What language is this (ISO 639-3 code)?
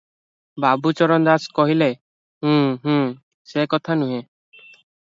ori